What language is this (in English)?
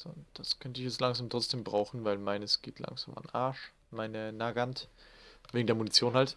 German